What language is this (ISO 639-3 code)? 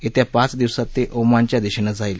mar